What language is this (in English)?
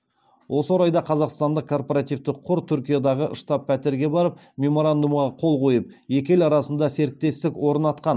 Kazakh